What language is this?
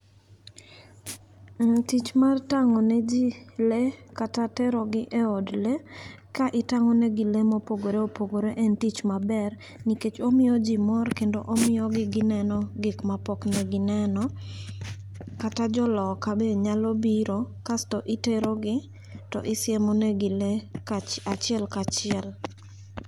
Luo (Kenya and Tanzania)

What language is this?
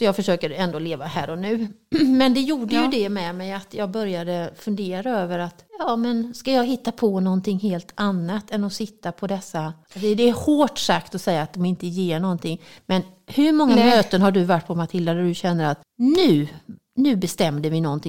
Swedish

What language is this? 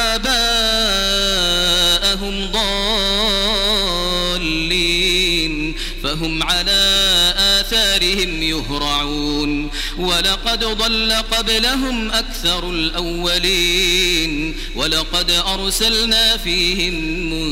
Arabic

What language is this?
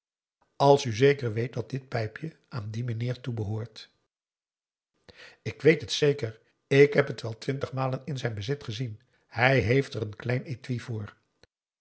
Dutch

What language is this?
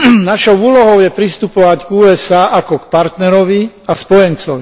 Slovak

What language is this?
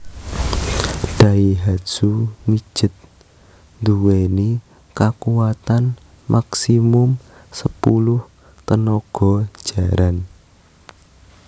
Javanese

